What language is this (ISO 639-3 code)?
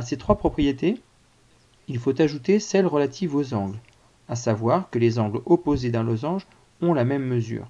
fra